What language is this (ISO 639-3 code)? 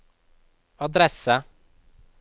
nor